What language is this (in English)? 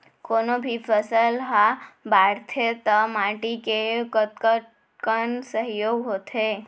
Chhattisgarhi